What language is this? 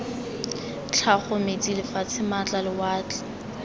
Tswana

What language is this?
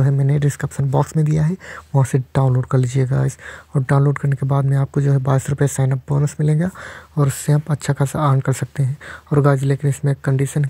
Hindi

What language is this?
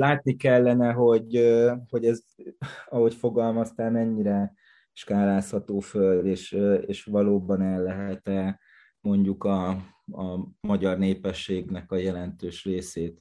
Hungarian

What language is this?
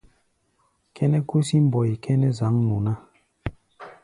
Gbaya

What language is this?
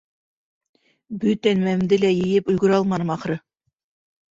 Bashkir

